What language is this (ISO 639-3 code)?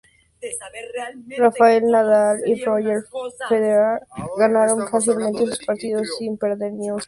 spa